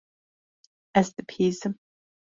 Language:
Kurdish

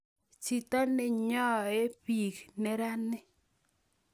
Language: Kalenjin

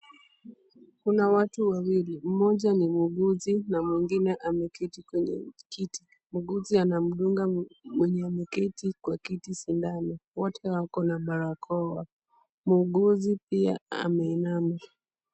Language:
Swahili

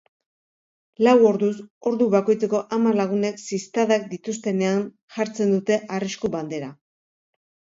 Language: Basque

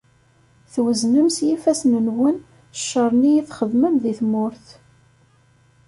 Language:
Kabyle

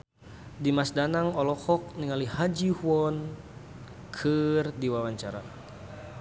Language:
Sundanese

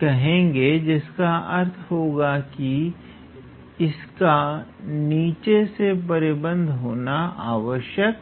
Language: Hindi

